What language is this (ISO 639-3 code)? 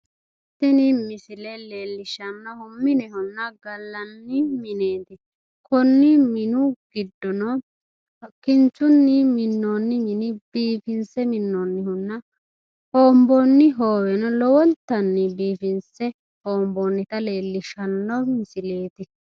sid